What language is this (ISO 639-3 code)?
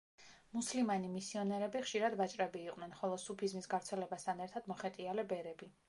kat